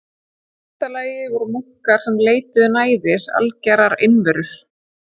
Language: Icelandic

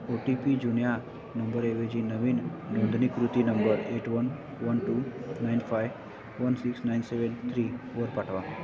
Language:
Marathi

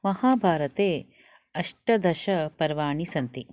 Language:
Sanskrit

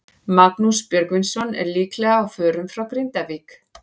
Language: Icelandic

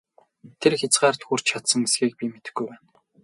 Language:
Mongolian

